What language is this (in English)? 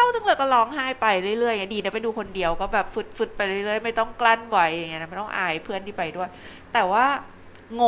Thai